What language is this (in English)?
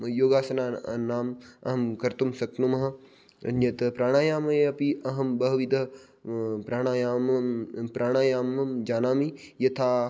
Sanskrit